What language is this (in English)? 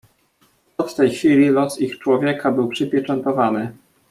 Polish